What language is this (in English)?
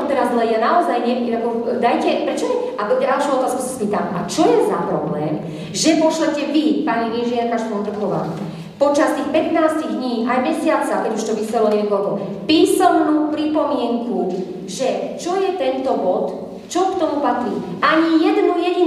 Czech